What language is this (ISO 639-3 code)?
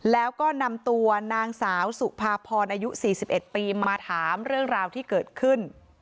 tha